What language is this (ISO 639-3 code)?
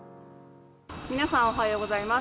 jpn